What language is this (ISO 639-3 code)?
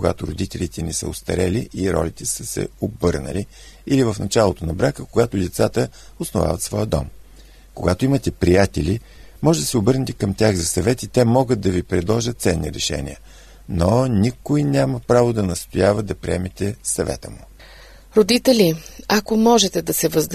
bul